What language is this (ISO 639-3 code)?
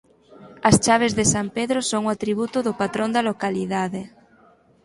glg